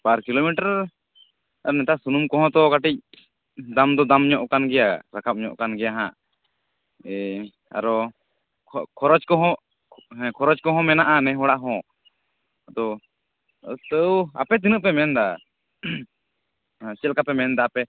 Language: Santali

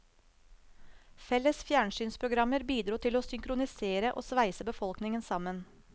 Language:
Norwegian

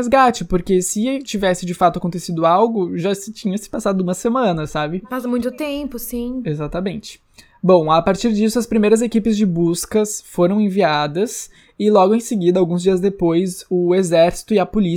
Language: Portuguese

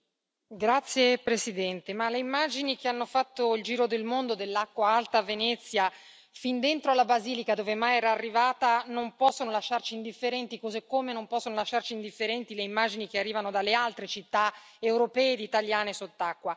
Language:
Italian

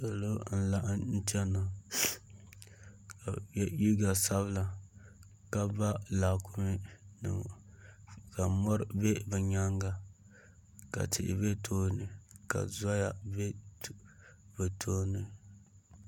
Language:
Dagbani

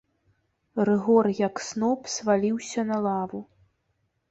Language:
Belarusian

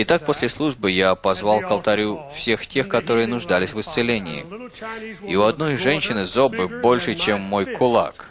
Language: Russian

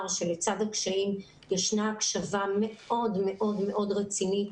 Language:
Hebrew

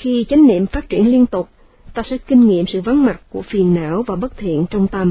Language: Vietnamese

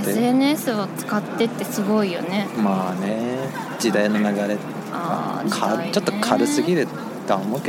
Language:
Japanese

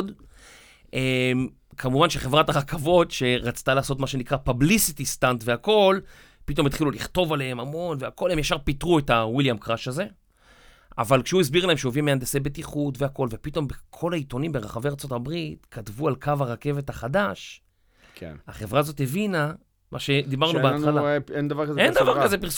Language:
Hebrew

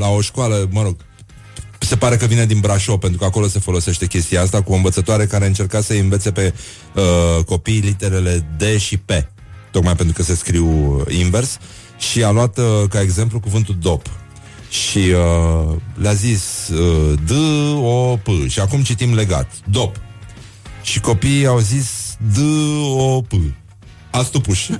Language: Romanian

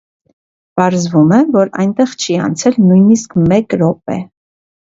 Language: Armenian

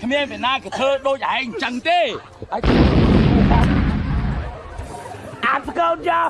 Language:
Vietnamese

